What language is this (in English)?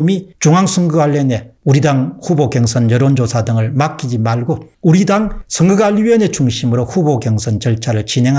Korean